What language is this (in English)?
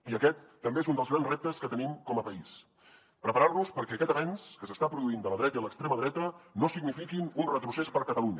Catalan